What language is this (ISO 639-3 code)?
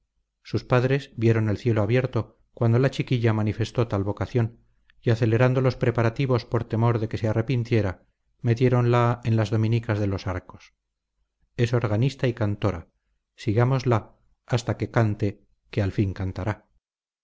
spa